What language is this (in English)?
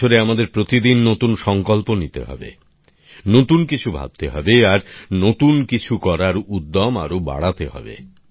Bangla